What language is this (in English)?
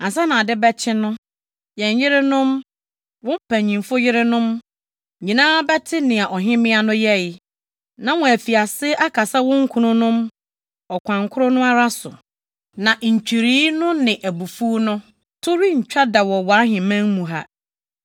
Akan